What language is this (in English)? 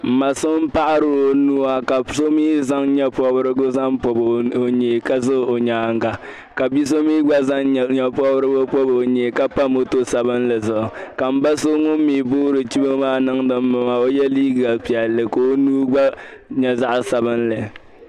Dagbani